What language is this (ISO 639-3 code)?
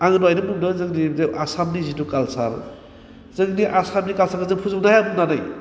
brx